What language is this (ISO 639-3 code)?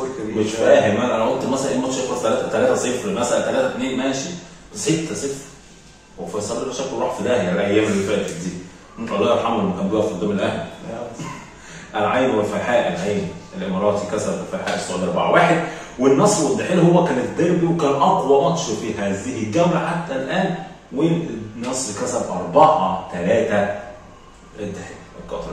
ara